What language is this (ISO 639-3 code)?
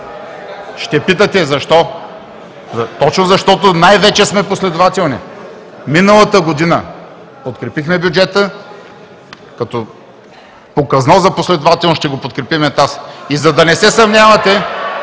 bul